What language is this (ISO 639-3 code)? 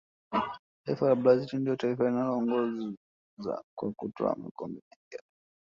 swa